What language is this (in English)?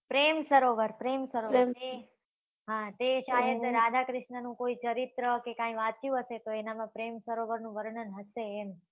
Gujarati